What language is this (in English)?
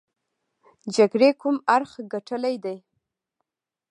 Pashto